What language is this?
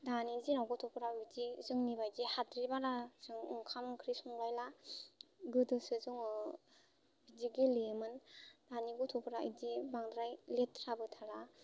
Bodo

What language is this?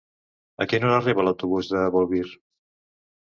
Catalan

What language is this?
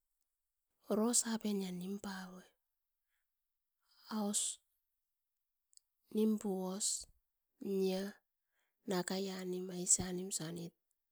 Askopan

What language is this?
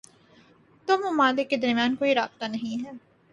Urdu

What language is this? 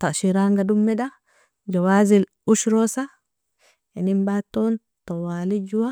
Nobiin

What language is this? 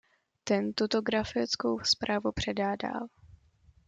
Czech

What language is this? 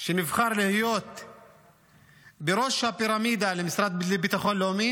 Hebrew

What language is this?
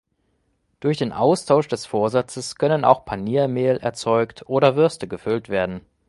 German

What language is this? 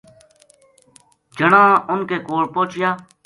Gujari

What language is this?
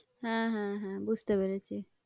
Bangla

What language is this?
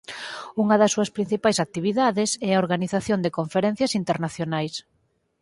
Galician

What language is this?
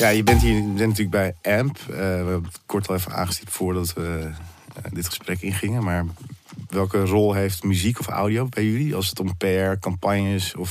Dutch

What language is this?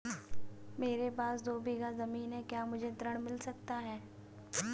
Hindi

